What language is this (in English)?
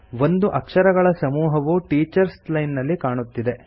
Kannada